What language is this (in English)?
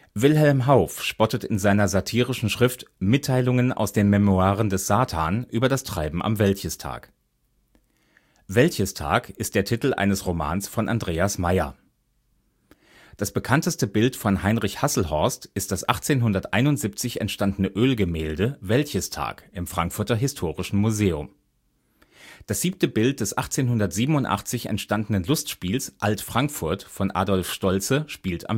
German